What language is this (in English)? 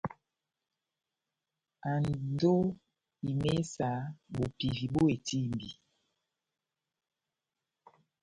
Batanga